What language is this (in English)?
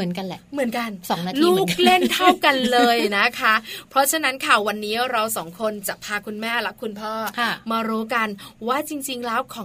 Thai